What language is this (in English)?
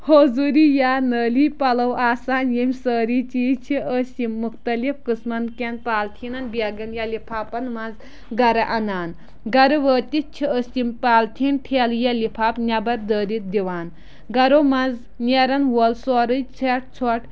Kashmiri